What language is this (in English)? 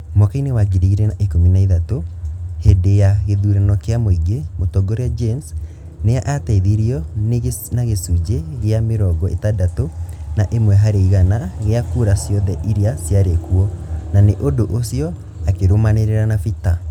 Kikuyu